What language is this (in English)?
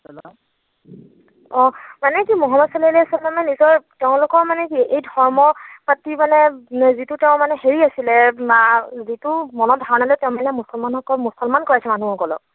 Assamese